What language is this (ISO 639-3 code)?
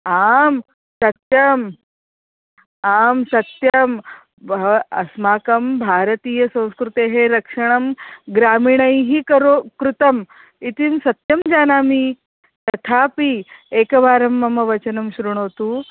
san